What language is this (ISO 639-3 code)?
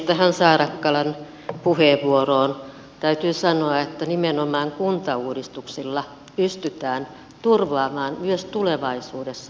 fin